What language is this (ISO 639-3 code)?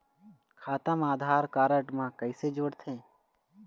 hne